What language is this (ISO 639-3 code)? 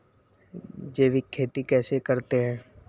hin